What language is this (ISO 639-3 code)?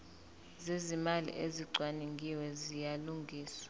zul